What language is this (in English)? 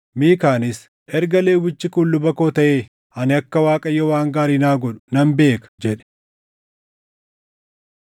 Oromo